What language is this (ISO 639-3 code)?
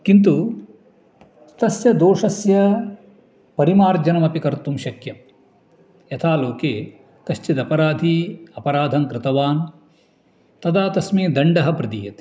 san